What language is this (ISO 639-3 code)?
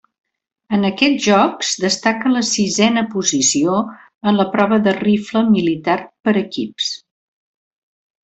cat